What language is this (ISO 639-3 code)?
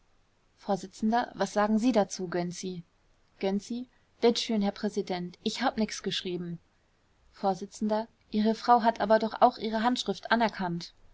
deu